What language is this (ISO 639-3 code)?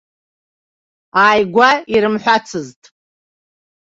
abk